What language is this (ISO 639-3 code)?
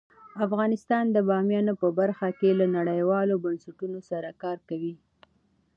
pus